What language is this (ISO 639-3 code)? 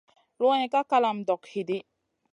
mcn